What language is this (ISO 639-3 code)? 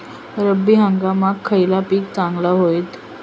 mar